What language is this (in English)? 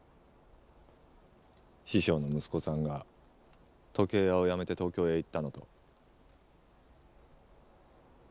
Japanese